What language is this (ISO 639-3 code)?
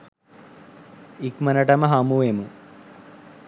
sin